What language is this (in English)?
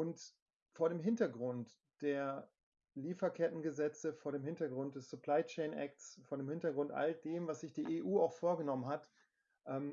German